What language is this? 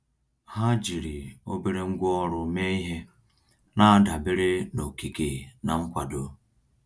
Igbo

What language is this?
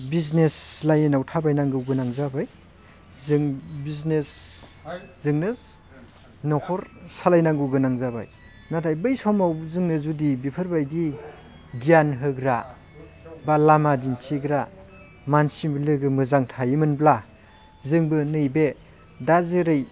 Bodo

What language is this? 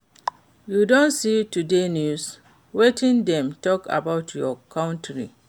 Nigerian Pidgin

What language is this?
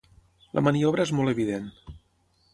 Catalan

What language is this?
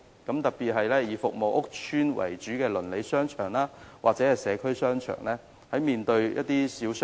Cantonese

